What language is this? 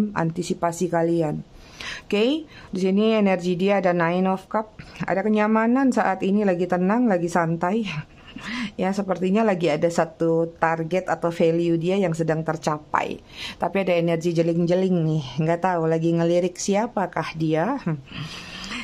Indonesian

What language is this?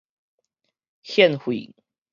Min Nan Chinese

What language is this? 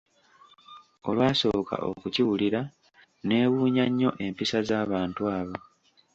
Ganda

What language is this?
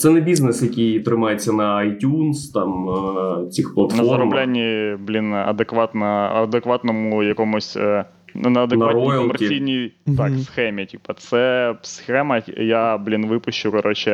Ukrainian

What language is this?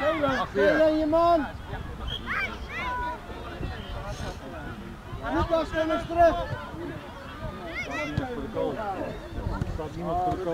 Dutch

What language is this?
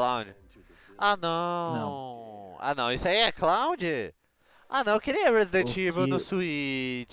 Portuguese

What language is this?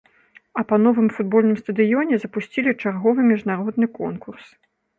Belarusian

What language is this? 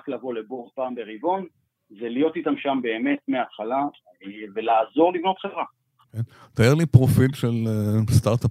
Hebrew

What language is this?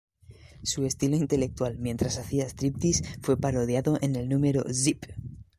Spanish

